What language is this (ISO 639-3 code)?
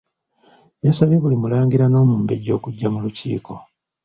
lug